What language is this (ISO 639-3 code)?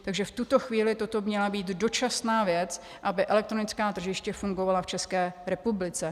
ces